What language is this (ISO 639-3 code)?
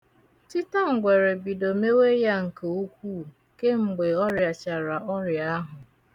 ibo